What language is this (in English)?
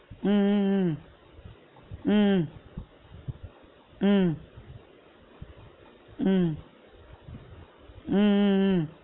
Tamil